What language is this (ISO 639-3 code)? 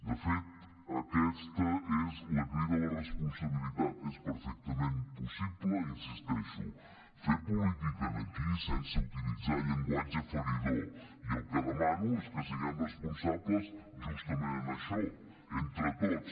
cat